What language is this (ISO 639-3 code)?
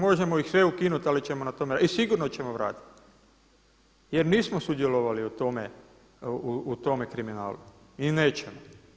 hrv